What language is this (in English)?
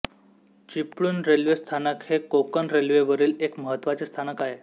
Marathi